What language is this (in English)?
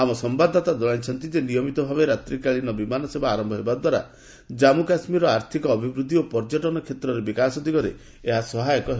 Odia